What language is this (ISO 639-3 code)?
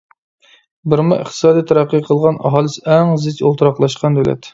uig